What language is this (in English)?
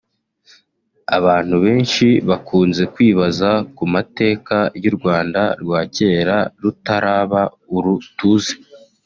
Kinyarwanda